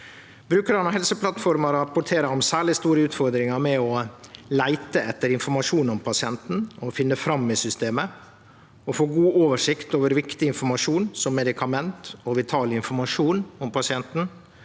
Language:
Norwegian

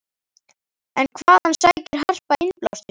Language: Icelandic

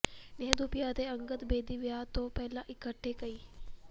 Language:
Punjabi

